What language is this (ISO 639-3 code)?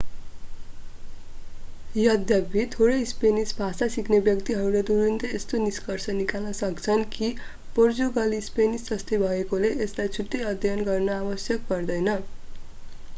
nep